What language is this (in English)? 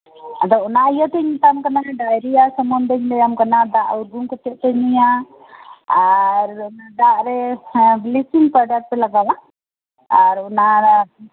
Santali